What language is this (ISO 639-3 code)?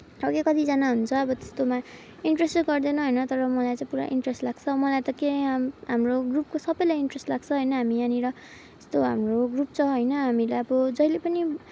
nep